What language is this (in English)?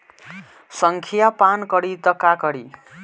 Bhojpuri